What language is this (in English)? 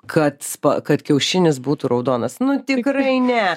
Lithuanian